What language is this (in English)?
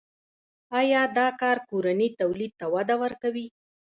Pashto